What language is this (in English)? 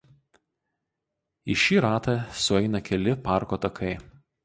Lithuanian